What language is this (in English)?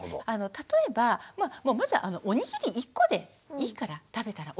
Japanese